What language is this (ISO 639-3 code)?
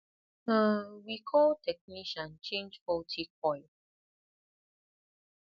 pcm